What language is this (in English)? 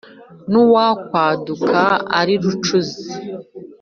Kinyarwanda